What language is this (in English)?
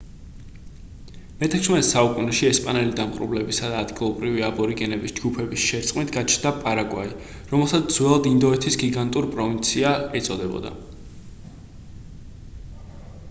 Georgian